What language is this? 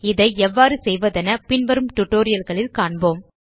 Tamil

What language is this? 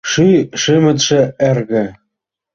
Mari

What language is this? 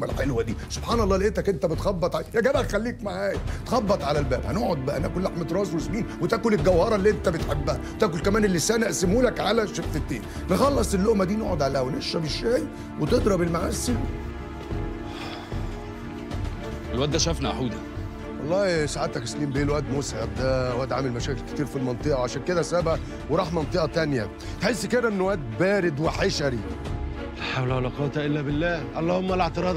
Arabic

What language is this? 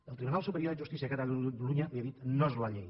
Catalan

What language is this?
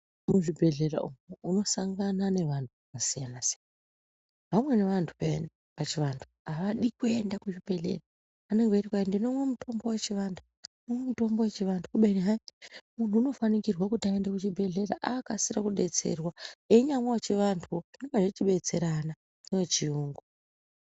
Ndau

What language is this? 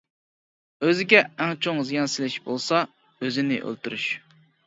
Uyghur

